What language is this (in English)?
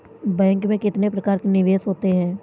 Hindi